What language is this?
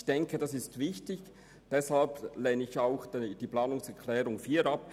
Swiss German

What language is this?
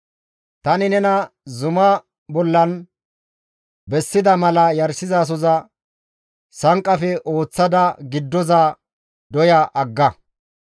Gamo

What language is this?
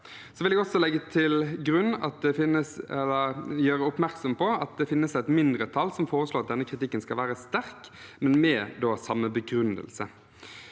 Norwegian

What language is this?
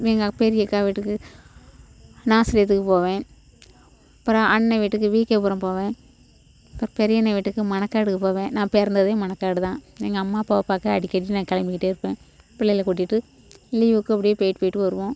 Tamil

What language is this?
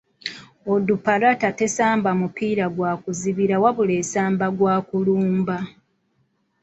Ganda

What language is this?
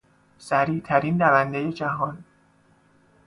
Persian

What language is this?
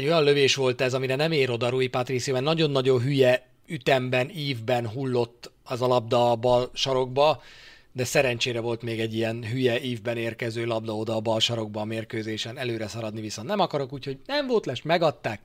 Hungarian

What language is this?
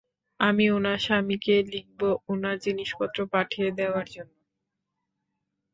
Bangla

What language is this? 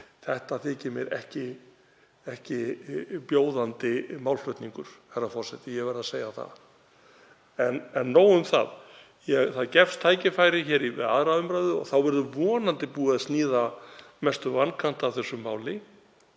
Icelandic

